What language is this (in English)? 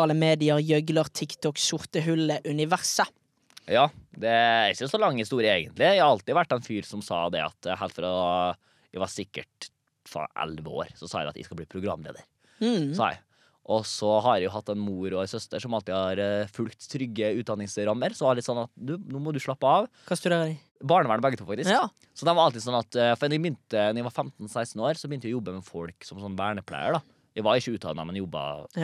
Danish